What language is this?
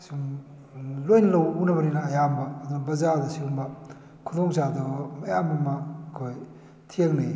Manipuri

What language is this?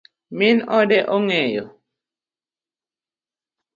Luo (Kenya and Tanzania)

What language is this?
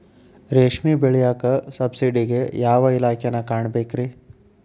Kannada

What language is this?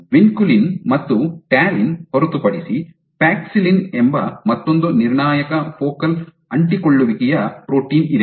Kannada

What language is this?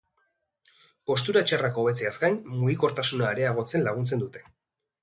Basque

